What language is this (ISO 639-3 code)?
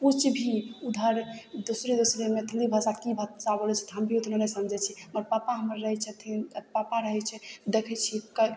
mai